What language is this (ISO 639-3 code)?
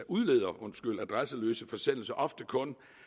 dan